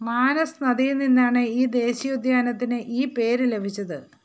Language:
Malayalam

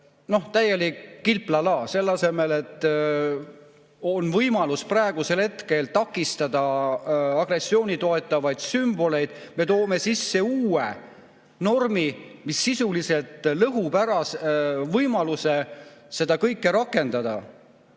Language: Estonian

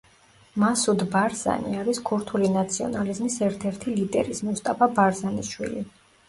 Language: Georgian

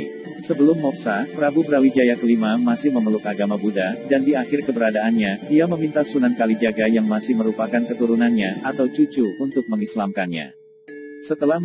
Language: Indonesian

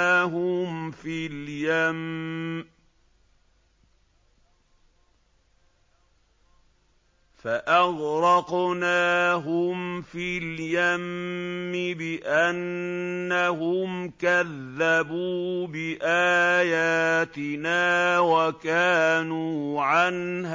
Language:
Arabic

